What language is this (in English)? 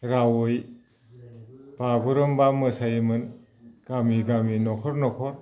Bodo